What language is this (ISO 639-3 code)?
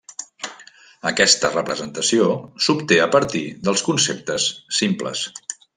cat